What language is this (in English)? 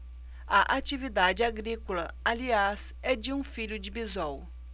Portuguese